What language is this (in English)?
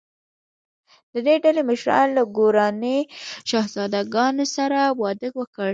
Pashto